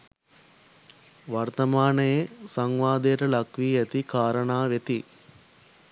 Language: Sinhala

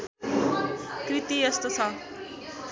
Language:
Nepali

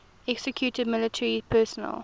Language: English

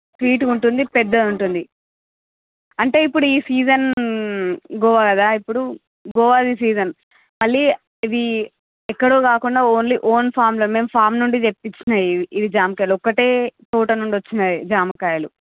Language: Telugu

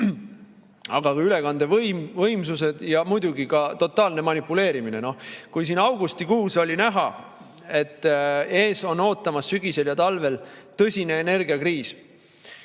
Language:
Estonian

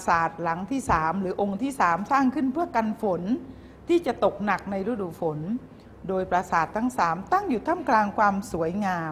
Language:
Thai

